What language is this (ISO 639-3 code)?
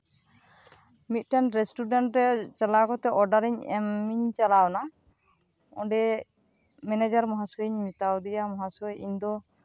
sat